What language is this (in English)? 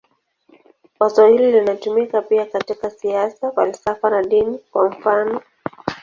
Swahili